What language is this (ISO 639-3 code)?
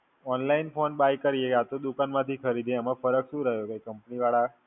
guj